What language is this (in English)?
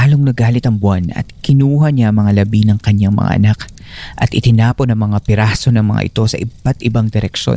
Filipino